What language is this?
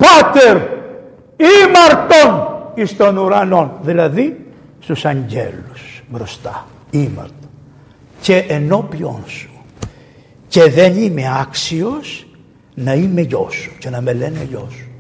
Greek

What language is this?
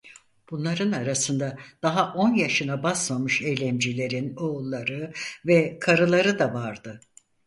Turkish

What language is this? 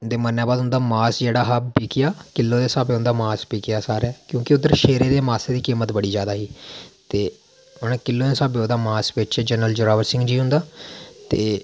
Dogri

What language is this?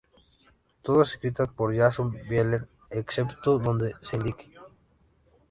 Spanish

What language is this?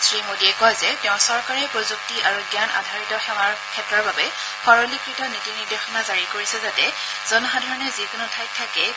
Assamese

